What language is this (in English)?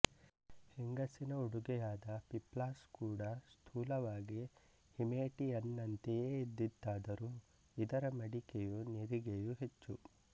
Kannada